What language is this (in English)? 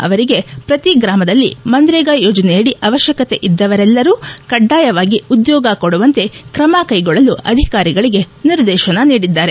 Kannada